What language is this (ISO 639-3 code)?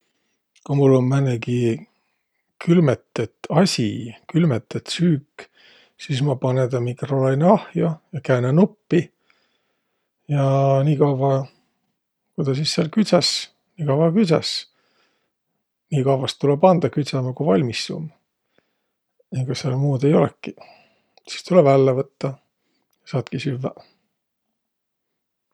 vro